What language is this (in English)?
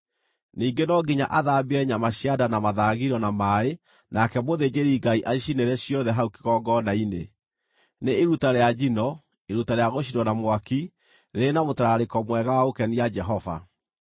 Kikuyu